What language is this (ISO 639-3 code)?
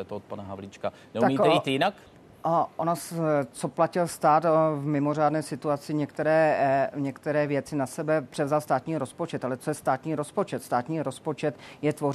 ces